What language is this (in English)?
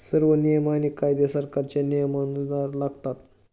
Marathi